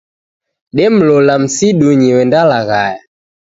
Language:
Taita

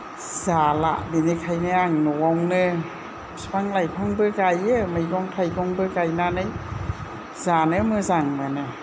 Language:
Bodo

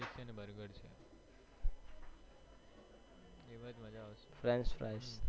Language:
Gujarati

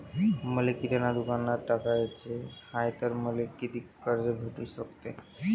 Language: Marathi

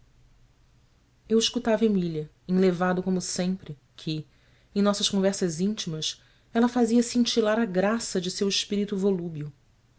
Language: Portuguese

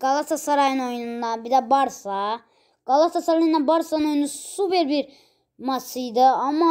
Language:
Turkish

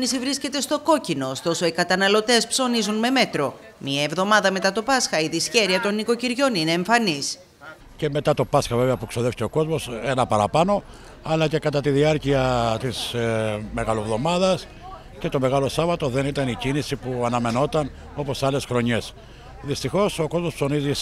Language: Greek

